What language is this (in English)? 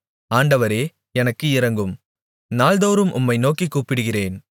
Tamil